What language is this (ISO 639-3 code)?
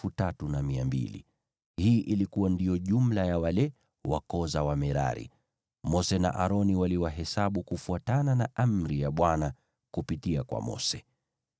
swa